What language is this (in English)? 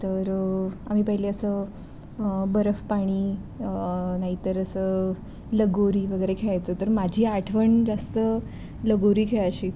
Marathi